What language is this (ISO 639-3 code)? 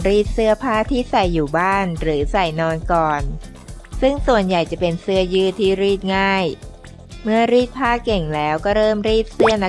tha